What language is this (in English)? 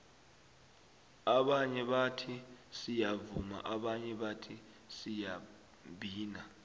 South Ndebele